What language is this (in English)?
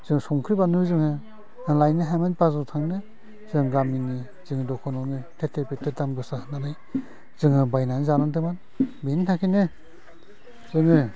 Bodo